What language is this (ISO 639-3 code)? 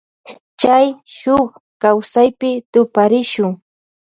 qvj